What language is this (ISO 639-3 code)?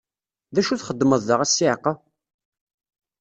kab